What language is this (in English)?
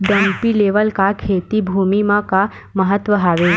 Chhattisgarhi